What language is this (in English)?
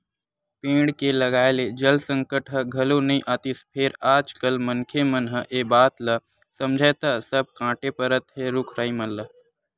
Chhattisgarhi